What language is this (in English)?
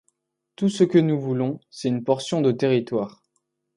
French